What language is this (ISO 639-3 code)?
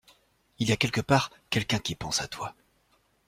fra